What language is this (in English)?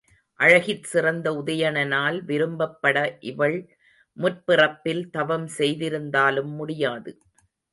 Tamil